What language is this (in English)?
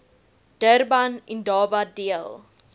Afrikaans